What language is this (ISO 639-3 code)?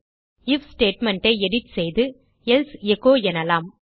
tam